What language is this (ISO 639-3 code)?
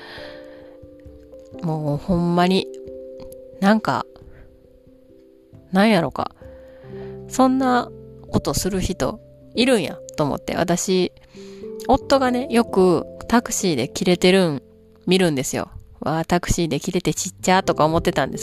jpn